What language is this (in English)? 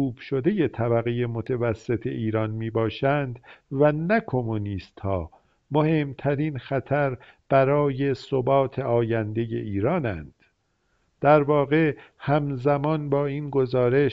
Persian